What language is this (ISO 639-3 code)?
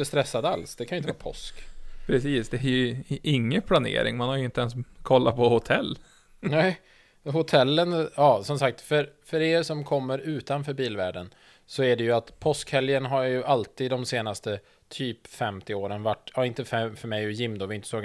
swe